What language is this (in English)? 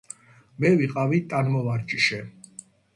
Georgian